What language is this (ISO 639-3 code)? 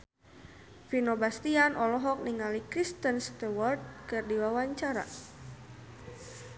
sun